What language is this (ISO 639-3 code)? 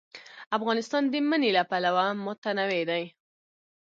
pus